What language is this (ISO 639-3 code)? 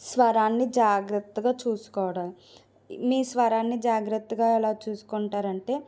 tel